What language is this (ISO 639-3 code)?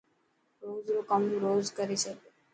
mki